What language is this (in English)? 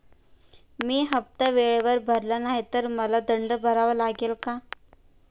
Marathi